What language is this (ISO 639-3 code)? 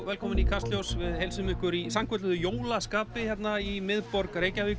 isl